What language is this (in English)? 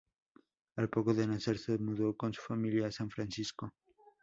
Spanish